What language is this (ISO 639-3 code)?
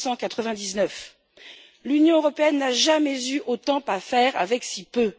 fra